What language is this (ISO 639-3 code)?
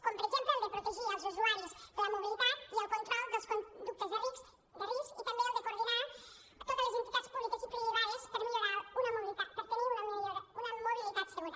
cat